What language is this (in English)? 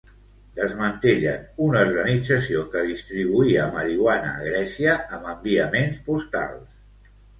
Catalan